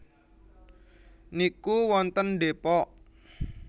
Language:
Javanese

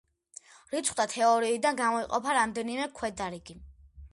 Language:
Georgian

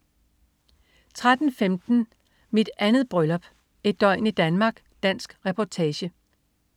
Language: Danish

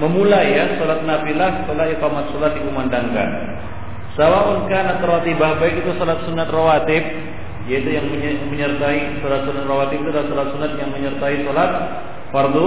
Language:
Malay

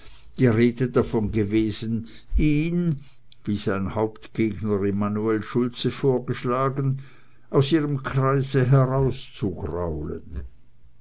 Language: German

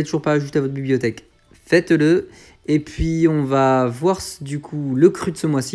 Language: French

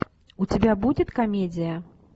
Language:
Russian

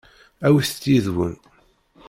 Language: Kabyle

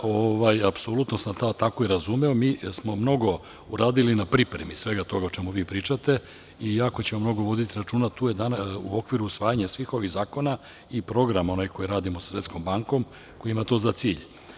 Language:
Serbian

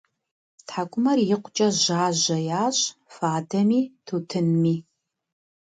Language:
Kabardian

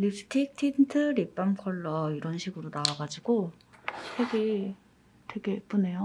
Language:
Korean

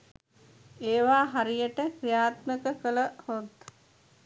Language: Sinhala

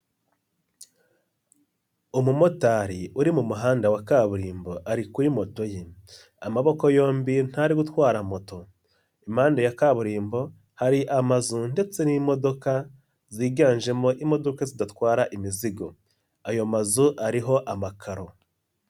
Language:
Kinyarwanda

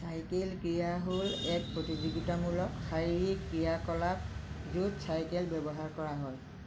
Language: Assamese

